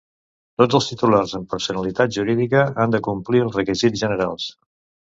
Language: Catalan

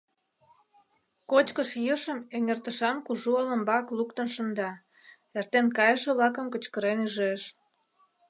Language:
Mari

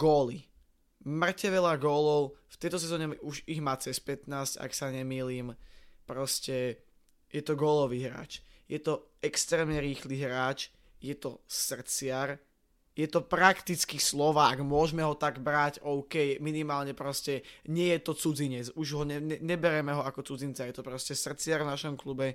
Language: Slovak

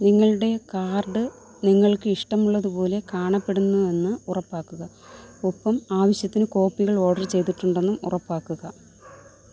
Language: Malayalam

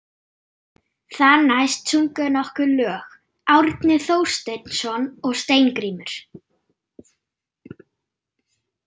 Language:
Icelandic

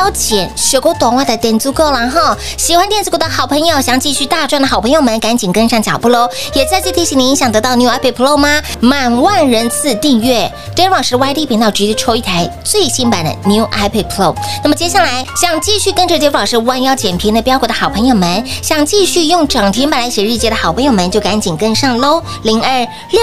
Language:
Chinese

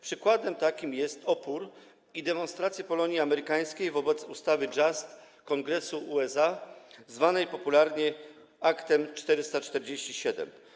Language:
Polish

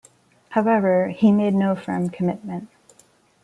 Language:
English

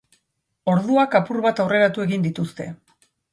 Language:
Basque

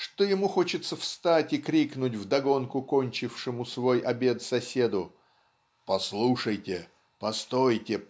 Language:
Russian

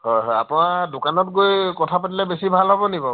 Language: Assamese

